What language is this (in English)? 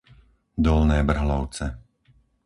Slovak